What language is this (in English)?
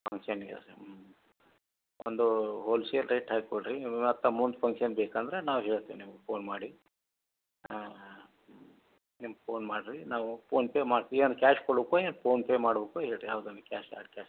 Kannada